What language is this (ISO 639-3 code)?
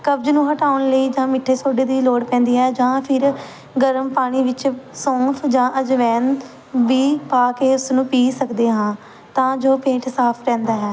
pan